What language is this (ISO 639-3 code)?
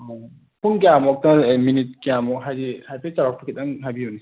mni